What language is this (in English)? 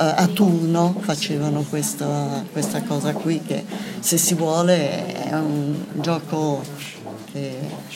Italian